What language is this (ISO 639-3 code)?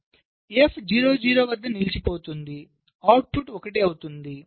tel